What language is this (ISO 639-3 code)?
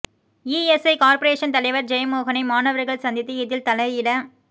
tam